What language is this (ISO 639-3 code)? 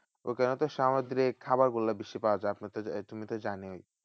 ben